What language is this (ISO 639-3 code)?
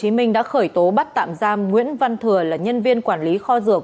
vie